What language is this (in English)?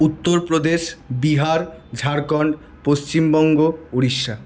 Bangla